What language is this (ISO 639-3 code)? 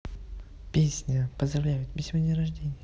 rus